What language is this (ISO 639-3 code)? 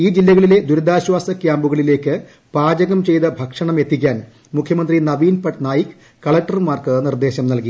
mal